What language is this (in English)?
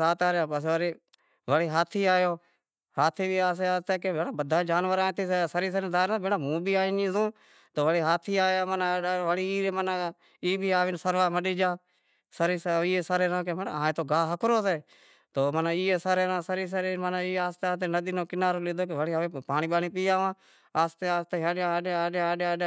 Wadiyara Koli